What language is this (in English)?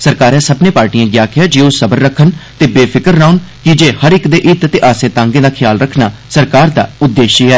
Dogri